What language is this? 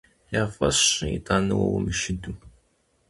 Kabardian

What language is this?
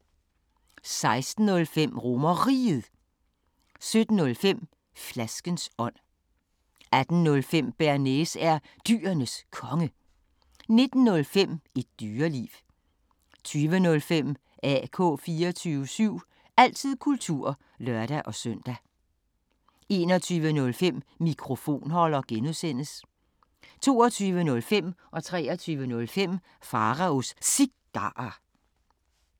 Danish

